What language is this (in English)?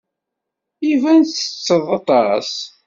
Kabyle